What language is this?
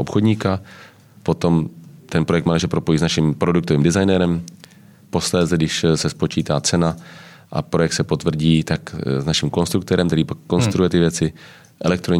Czech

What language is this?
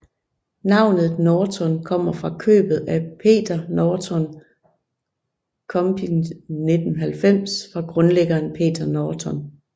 Danish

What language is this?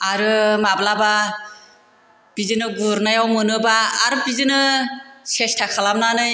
Bodo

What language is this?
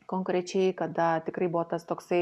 Lithuanian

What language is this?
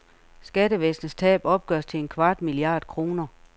Danish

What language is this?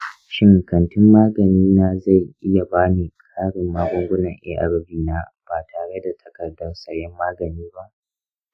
Hausa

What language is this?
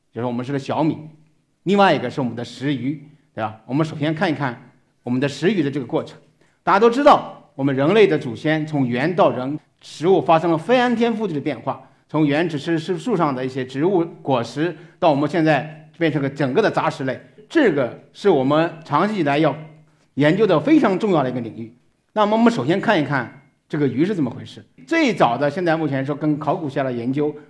Chinese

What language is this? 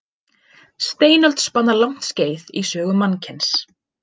Icelandic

